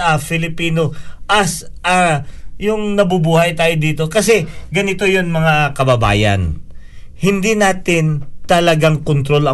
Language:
Filipino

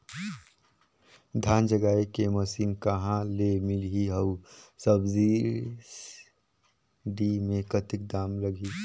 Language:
Chhattisgarhi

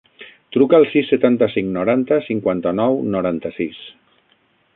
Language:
Catalan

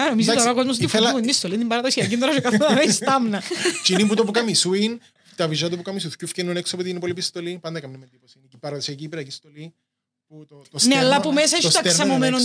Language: Greek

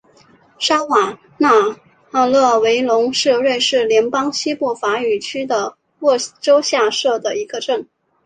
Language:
Chinese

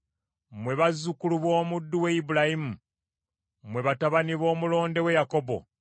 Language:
Ganda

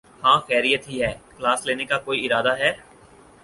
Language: Urdu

